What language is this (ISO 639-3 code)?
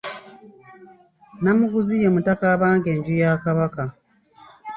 lug